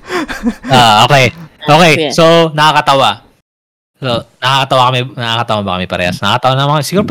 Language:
Filipino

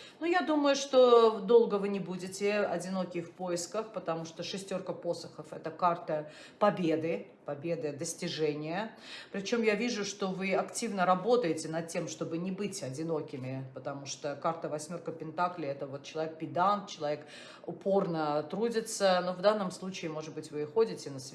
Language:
Russian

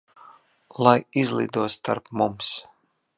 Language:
Latvian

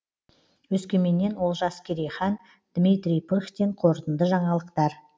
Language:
Kazakh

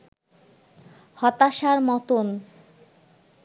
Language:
Bangla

